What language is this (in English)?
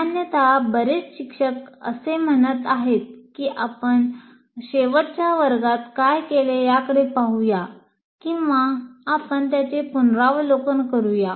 Marathi